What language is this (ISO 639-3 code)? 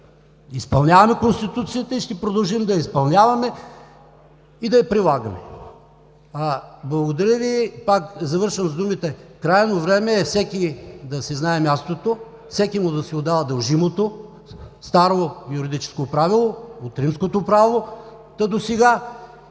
bul